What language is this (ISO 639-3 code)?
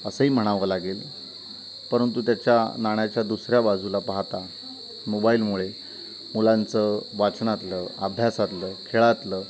mar